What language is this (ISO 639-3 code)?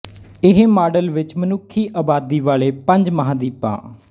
pan